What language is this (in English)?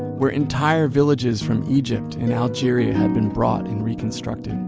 English